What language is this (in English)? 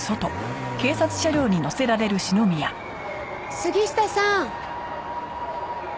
Japanese